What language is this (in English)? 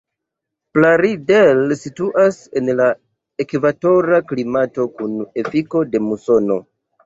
Esperanto